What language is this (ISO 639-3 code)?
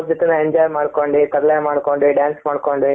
kan